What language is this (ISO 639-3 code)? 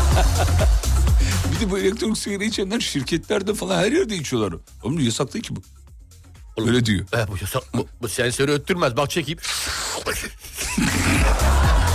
tur